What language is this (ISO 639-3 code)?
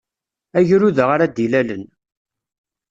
kab